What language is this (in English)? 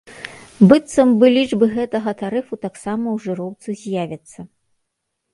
Belarusian